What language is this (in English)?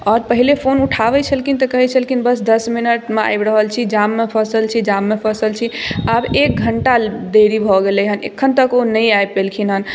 Maithili